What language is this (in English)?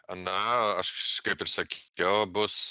Lithuanian